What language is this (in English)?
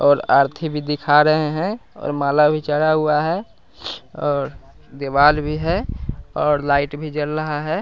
Hindi